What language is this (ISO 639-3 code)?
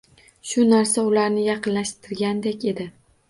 uzb